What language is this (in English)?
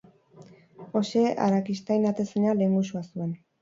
Basque